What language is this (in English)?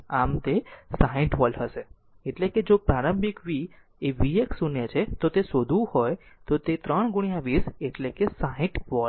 Gujarati